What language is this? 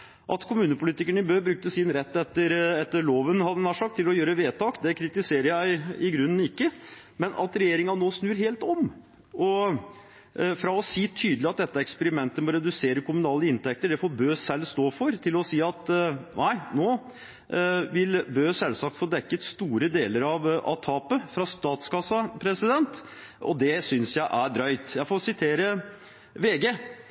Norwegian Bokmål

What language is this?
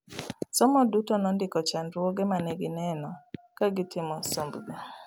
Luo (Kenya and Tanzania)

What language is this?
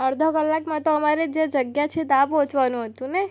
Gujarati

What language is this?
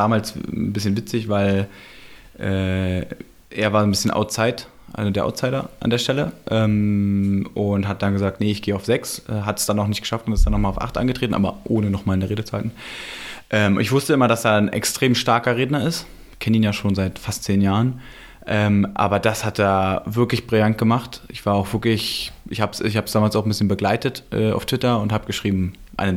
German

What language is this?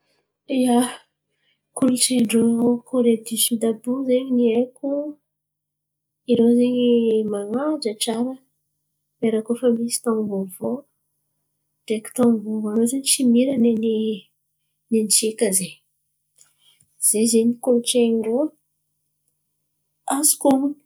Antankarana Malagasy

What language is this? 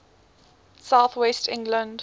English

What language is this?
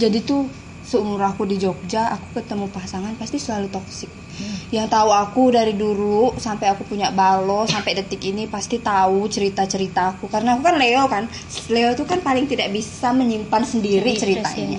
Indonesian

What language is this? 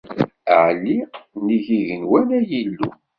Kabyle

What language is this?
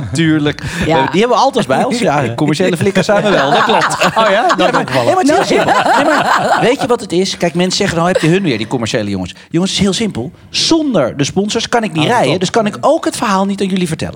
Dutch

